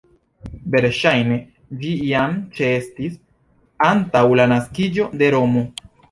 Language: Esperanto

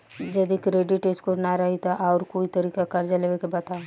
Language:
Bhojpuri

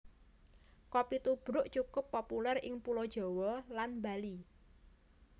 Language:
Javanese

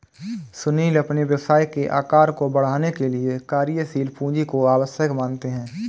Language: Hindi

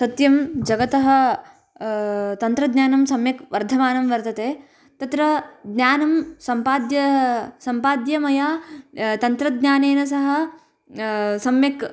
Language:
Sanskrit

